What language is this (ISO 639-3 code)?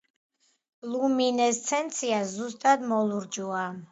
kat